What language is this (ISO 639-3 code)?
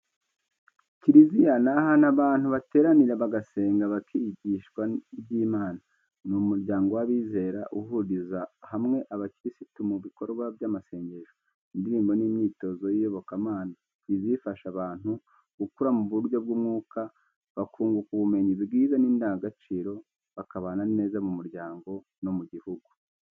kin